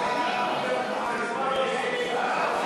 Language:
Hebrew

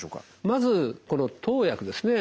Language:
Japanese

